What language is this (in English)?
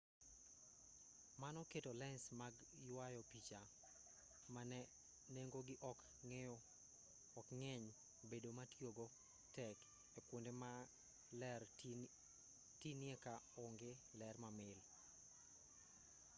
Luo (Kenya and Tanzania)